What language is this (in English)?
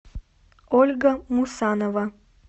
Russian